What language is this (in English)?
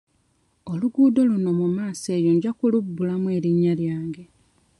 Ganda